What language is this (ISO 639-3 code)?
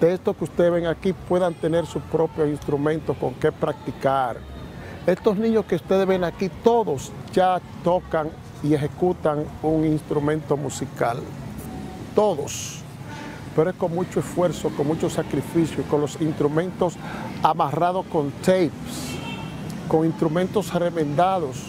spa